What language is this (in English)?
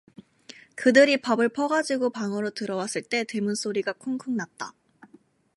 Korean